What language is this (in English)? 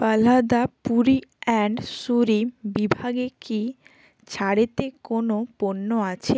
Bangla